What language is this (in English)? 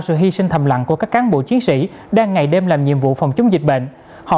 Vietnamese